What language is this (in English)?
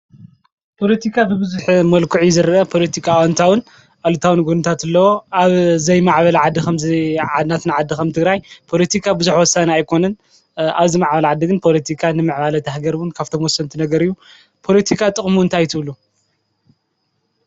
Tigrinya